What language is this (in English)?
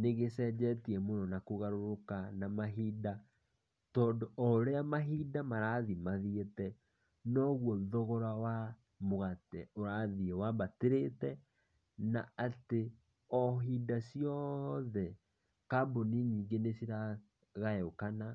Kikuyu